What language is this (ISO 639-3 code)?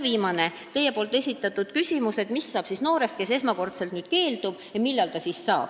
est